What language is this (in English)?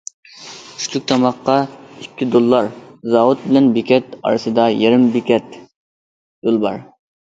Uyghur